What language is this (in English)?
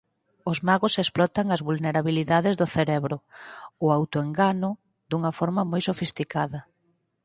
Galician